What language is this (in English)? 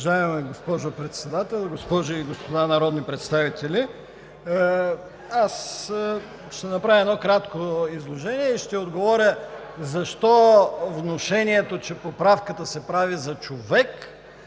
Bulgarian